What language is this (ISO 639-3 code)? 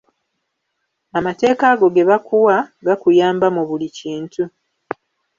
lug